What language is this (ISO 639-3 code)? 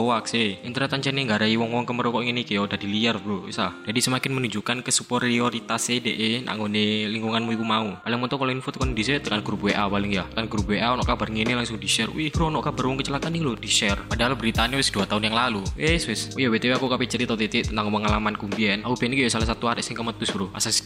ind